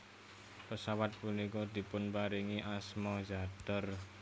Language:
Javanese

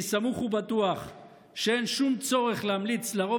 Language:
Hebrew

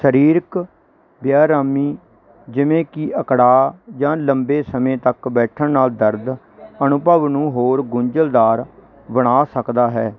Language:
Punjabi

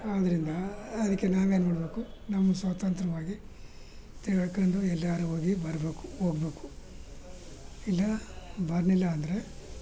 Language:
Kannada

